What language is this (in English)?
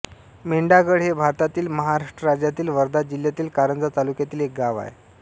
Marathi